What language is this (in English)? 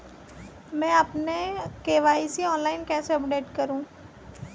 Hindi